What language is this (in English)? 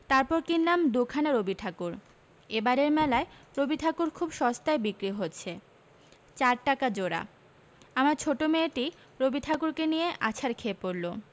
Bangla